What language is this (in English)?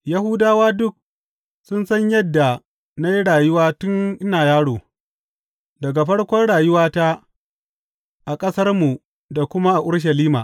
Hausa